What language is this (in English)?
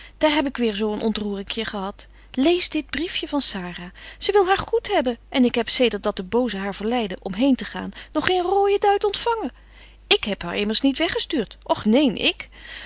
Dutch